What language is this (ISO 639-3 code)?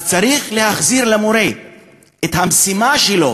heb